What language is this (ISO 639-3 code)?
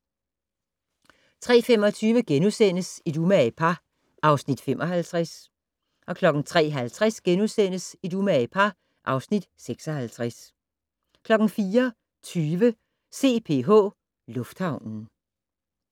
dan